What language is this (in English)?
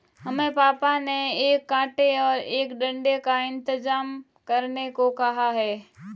Hindi